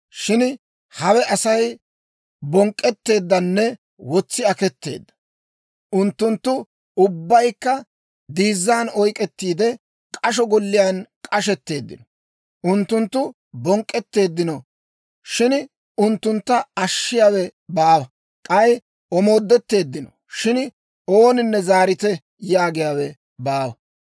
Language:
Dawro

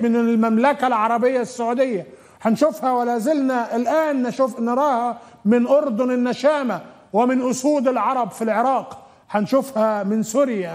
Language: Arabic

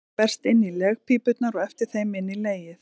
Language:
Icelandic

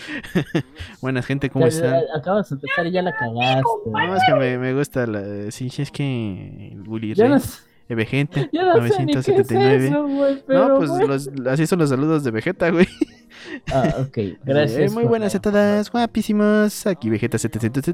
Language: Spanish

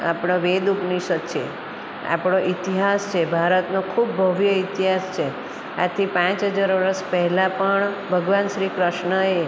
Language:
Gujarati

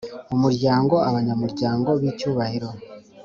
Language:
Kinyarwanda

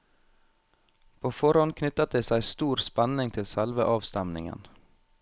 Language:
Norwegian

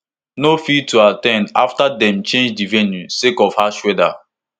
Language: Nigerian Pidgin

